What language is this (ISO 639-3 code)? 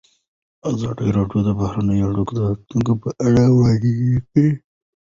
pus